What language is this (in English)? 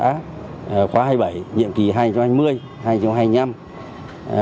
Vietnamese